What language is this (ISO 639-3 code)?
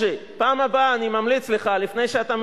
heb